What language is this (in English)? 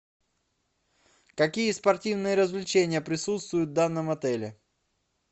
Russian